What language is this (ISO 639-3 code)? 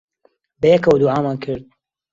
ckb